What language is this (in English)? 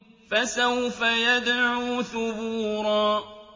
Arabic